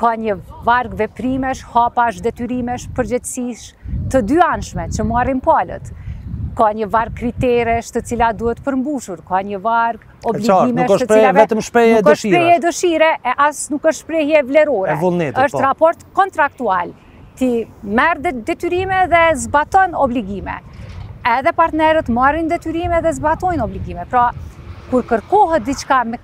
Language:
Romanian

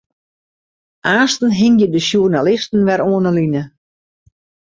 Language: Western Frisian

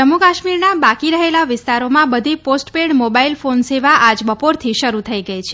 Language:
Gujarati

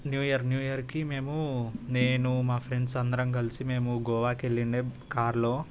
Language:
Telugu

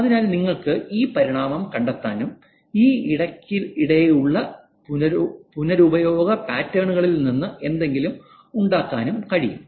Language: Malayalam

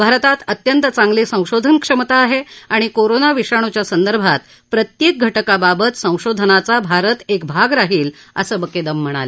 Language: Marathi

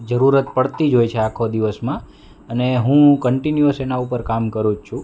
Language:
Gujarati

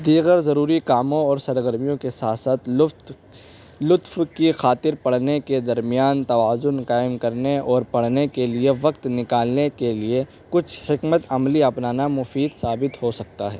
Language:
Urdu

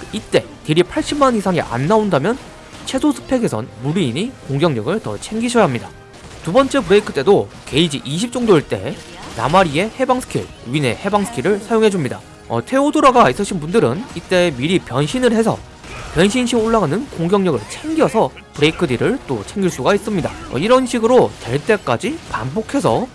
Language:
Korean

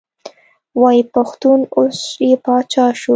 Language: Pashto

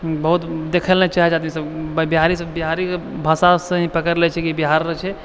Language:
Maithili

